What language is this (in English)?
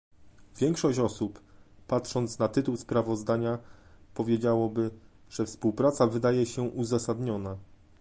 Polish